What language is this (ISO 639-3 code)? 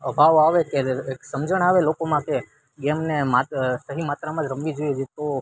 guj